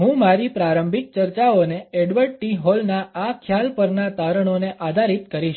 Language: Gujarati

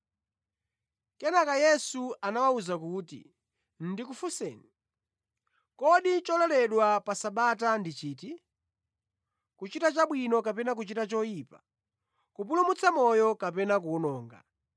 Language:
Nyanja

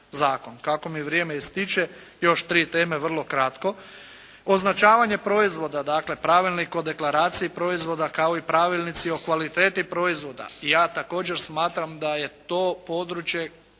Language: Croatian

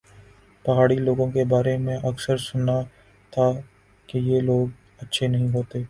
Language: Urdu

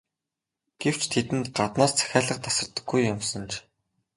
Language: Mongolian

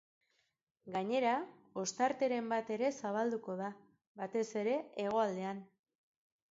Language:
Basque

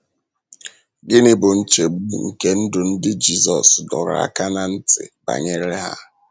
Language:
Igbo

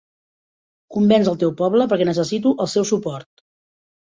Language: Catalan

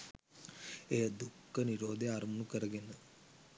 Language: Sinhala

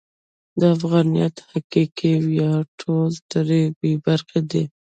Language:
Pashto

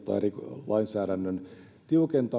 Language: Finnish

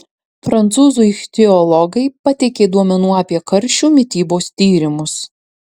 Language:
Lithuanian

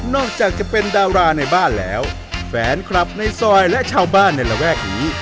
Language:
Thai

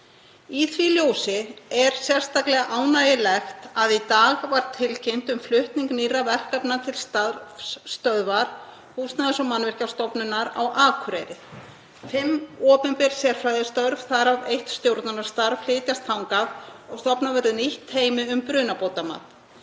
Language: Icelandic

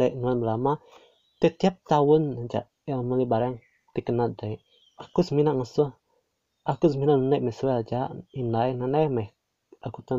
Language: Malay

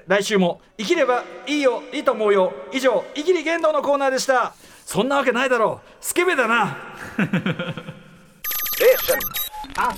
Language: Japanese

